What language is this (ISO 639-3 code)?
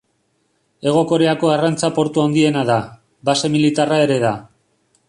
eus